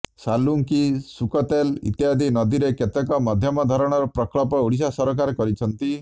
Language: Odia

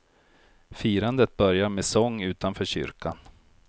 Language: Swedish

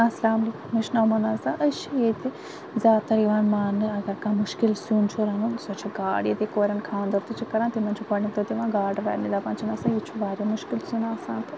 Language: Kashmiri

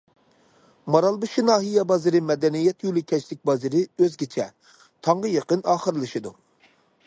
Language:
Uyghur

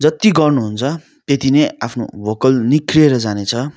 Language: Nepali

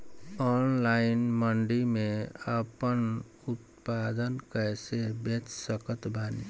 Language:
Bhojpuri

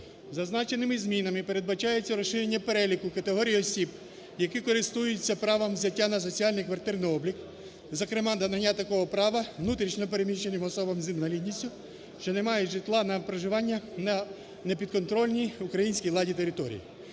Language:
Ukrainian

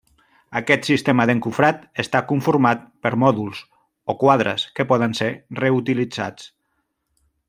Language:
Catalan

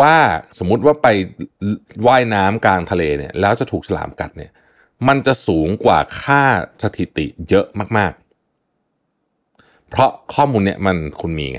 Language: Thai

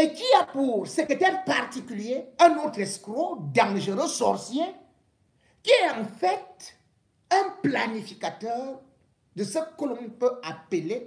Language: French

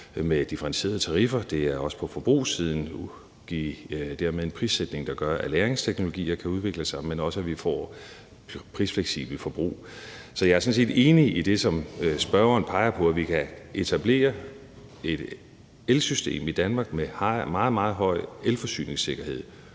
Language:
Danish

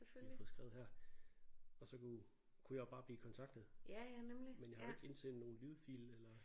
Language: Danish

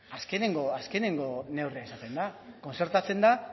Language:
Basque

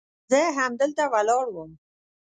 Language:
Pashto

